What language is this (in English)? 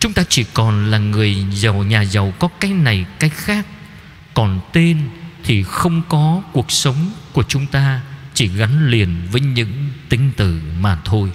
Vietnamese